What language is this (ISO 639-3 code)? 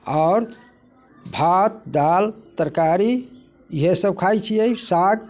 mai